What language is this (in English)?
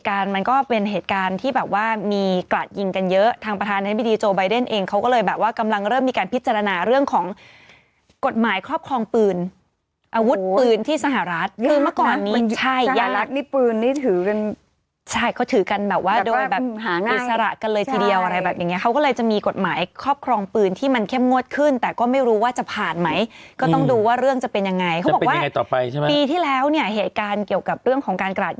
Thai